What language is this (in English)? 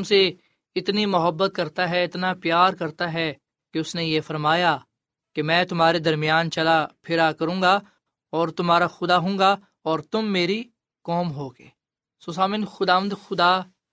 Urdu